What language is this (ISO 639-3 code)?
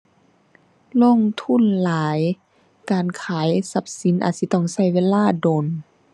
tha